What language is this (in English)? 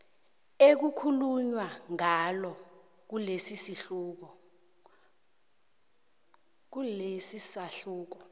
South Ndebele